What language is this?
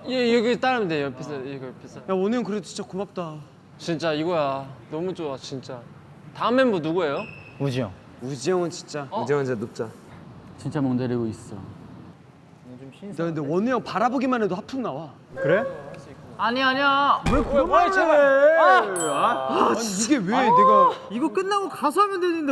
Korean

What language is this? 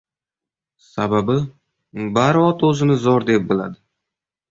Uzbek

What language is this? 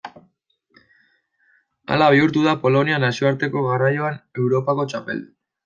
Basque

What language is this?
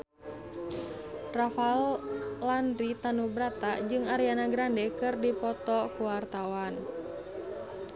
Sundanese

